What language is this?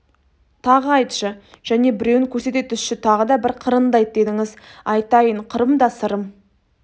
Kazakh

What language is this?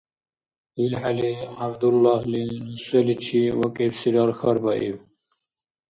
Dargwa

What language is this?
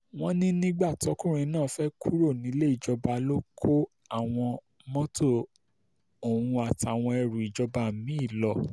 Yoruba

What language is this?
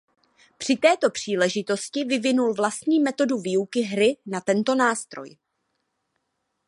Czech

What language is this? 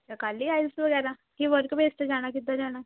Punjabi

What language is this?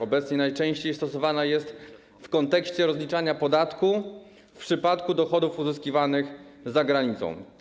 Polish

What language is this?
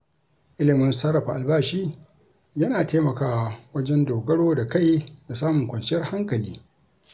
Hausa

